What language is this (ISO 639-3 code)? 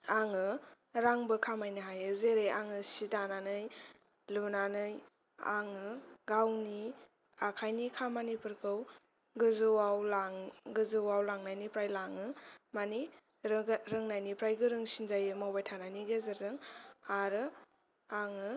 brx